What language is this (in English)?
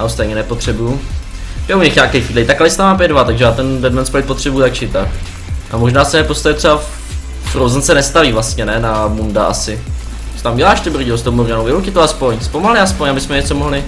Czech